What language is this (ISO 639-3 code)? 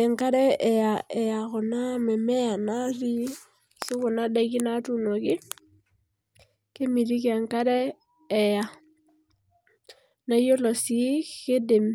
mas